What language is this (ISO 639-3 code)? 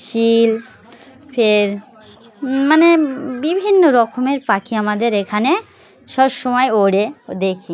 ben